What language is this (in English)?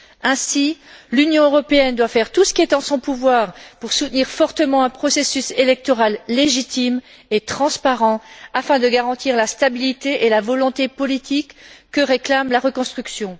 French